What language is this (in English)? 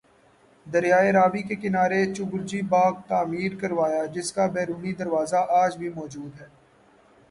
Urdu